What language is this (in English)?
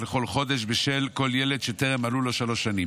Hebrew